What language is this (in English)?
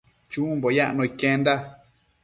Matsés